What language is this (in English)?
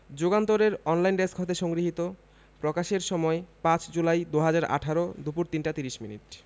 Bangla